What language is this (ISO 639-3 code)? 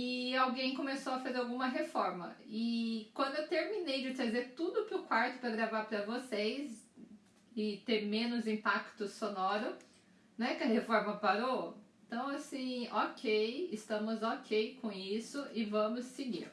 por